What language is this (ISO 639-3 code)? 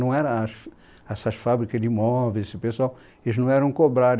por